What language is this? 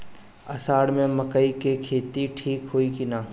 Bhojpuri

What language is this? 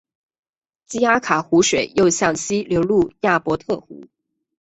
Chinese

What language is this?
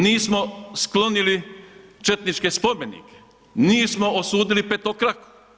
Croatian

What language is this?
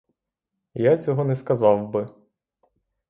Ukrainian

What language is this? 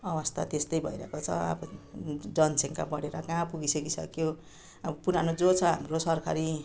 Nepali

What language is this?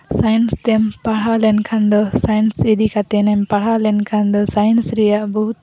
Santali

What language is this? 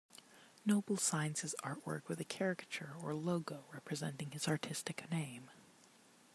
English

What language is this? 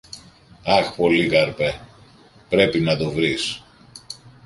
Greek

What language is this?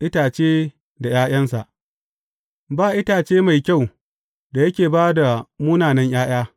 Hausa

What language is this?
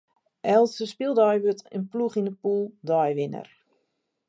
Western Frisian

